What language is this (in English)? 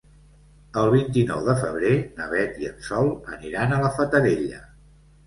Catalan